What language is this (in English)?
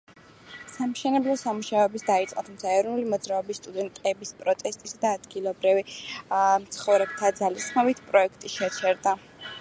Georgian